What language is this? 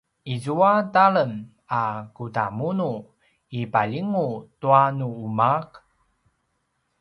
Paiwan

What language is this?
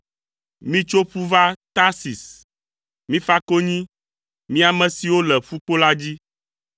Ewe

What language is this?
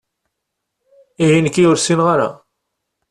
Kabyle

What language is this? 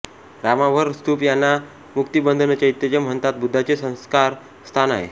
Marathi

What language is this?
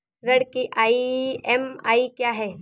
Hindi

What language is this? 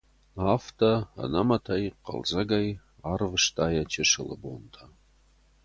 Ossetic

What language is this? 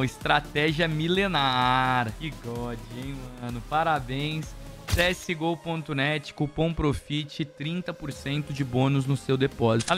Portuguese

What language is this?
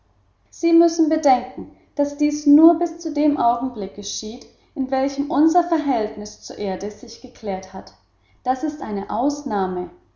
German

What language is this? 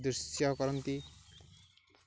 Odia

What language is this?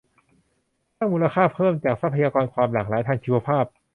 Thai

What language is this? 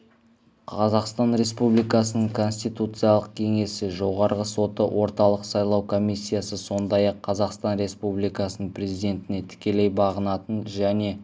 Kazakh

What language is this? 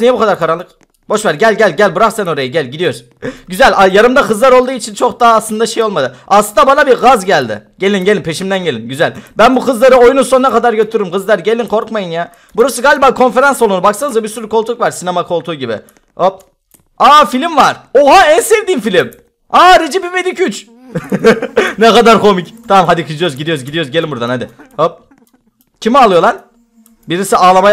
Turkish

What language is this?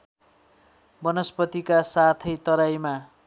Nepali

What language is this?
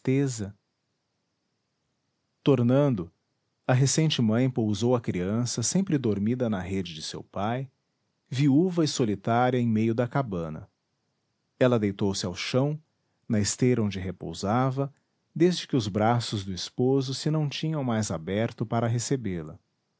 Portuguese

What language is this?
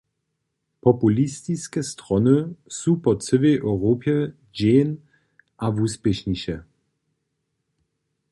Upper Sorbian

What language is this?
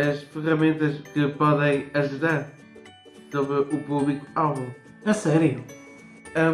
Portuguese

